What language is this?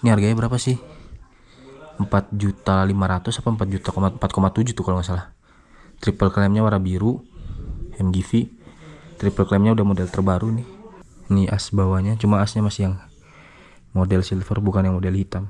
Indonesian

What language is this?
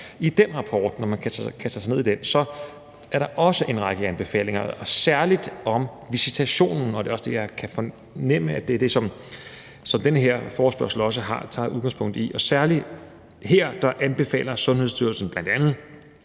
Danish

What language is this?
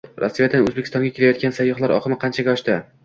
Uzbek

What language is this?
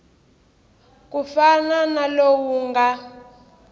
Tsonga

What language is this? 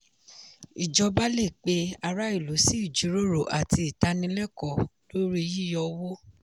Yoruba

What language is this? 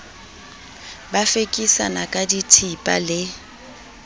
Southern Sotho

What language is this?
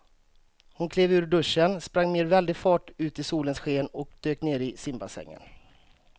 Swedish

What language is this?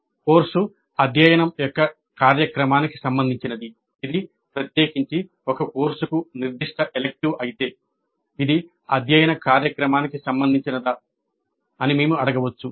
Telugu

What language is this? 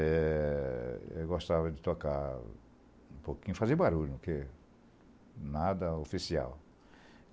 Portuguese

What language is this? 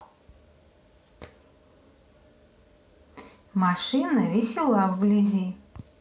Russian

